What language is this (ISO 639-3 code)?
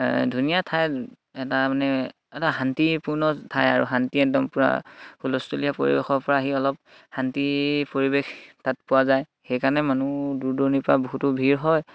asm